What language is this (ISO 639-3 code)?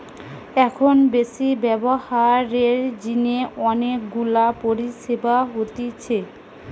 ben